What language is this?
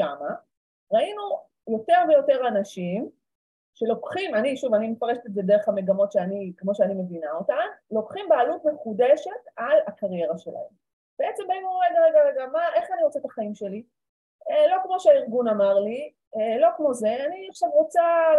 Hebrew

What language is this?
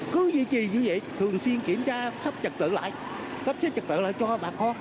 Vietnamese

